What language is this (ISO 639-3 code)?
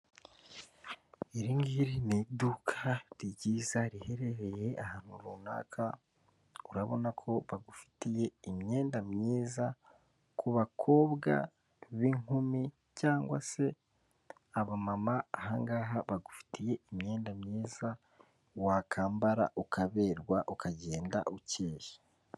kin